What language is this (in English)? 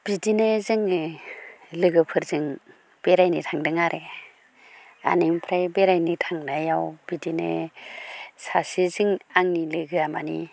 Bodo